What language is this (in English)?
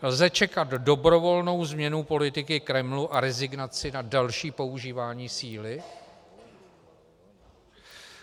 Czech